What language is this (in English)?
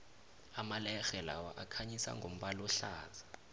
South Ndebele